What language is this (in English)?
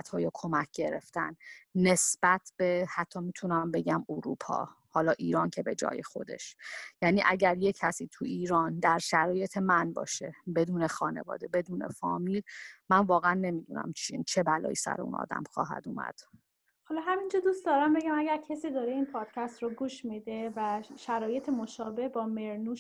Persian